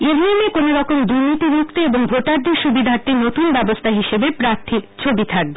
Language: Bangla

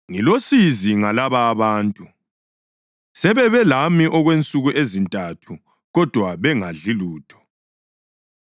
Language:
North Ndebele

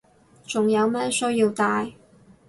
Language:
Cantonese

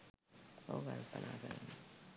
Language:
Sinhala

